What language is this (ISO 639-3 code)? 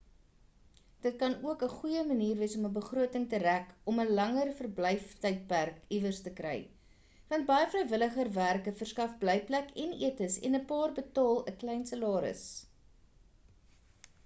afr